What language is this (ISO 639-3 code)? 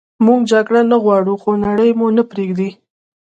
pus